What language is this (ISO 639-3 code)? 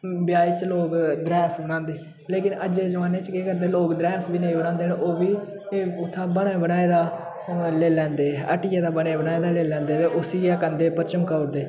doi